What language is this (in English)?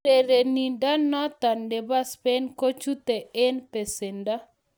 Kalenjin